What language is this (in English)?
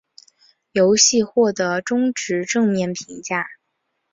Chinese